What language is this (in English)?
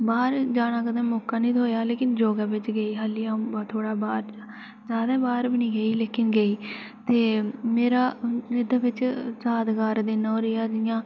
Dogri